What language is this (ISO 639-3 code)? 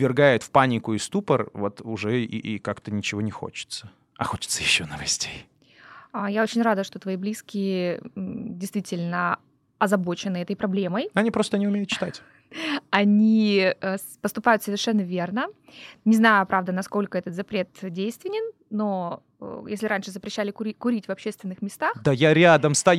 rus